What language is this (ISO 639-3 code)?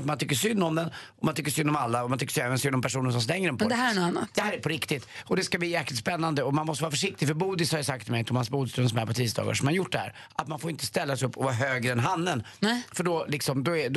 swe